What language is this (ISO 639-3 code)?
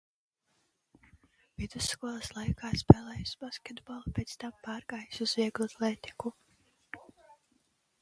lav